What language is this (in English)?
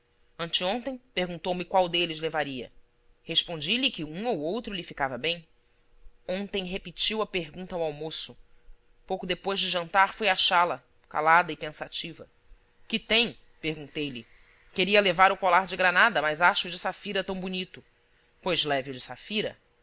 Portuguese